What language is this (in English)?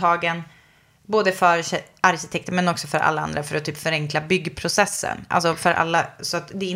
Swedish